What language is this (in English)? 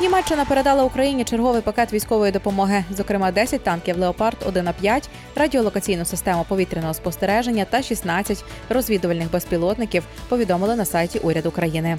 Ukrainian